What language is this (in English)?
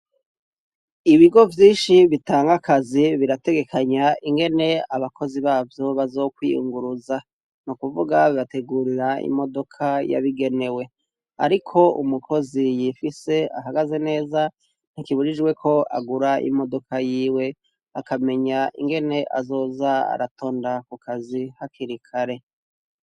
Rundi